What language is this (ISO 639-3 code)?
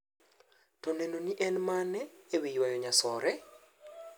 luo